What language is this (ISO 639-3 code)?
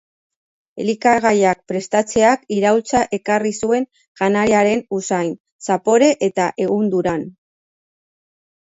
eus